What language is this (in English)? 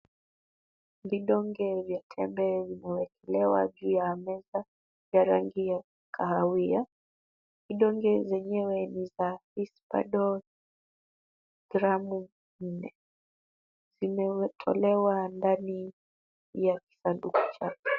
Swahili